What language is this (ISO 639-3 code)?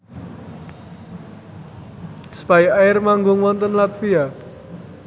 jav